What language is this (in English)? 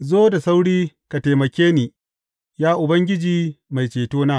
Hausa